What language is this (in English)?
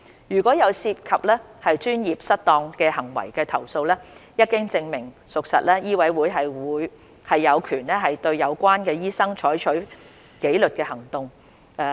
Cantonese